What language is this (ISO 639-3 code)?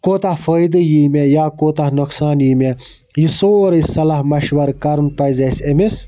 kas